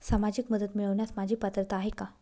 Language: Marathi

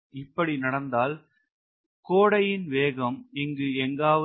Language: Tamil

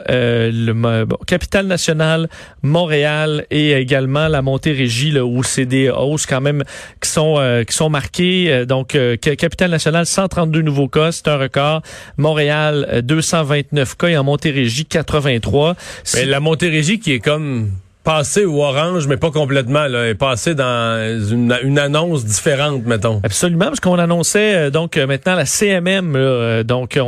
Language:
French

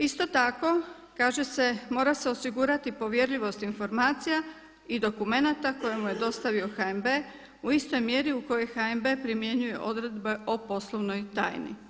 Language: Croatian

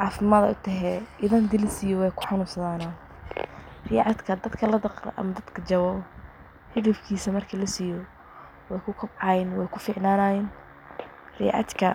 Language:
Somali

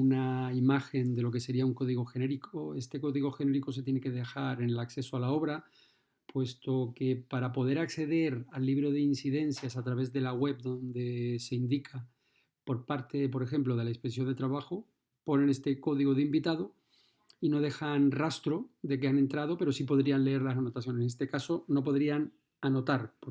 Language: Spanish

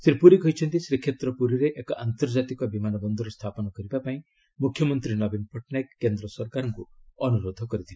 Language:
Odia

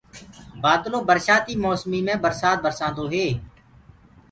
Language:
Gurgula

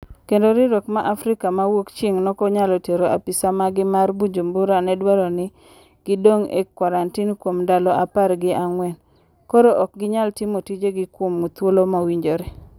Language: Luo (Kenya and Tanzania)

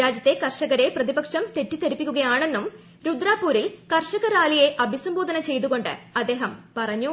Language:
Malayalam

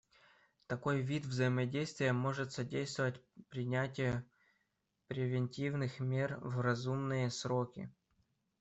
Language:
Russian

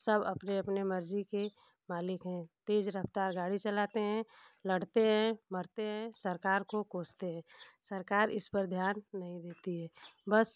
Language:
Hindi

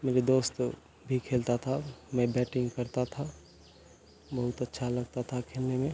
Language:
Hindi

